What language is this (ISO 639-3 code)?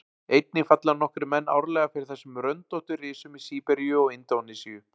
isl